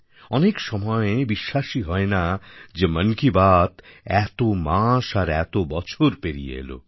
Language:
Bangla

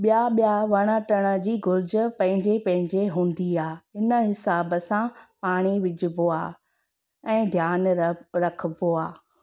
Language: Sindhi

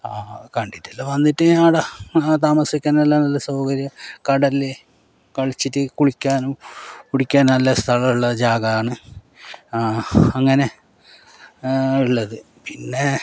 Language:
Malayalam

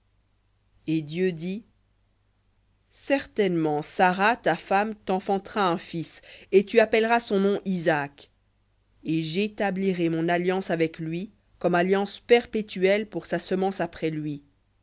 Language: French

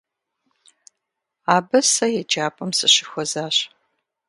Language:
Kabardian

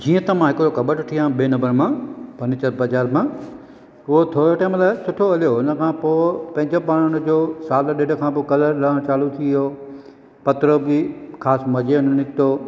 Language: Sindhi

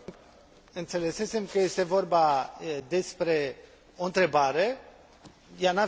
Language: Romanian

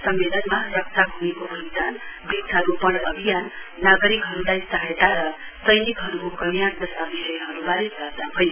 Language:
Nepali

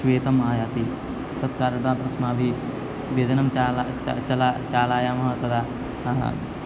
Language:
Sanskrit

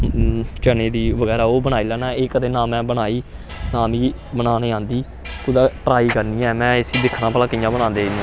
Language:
Dogri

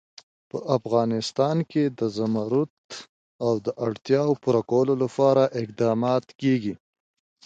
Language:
Pashto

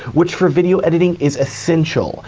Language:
English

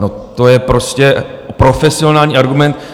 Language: Czech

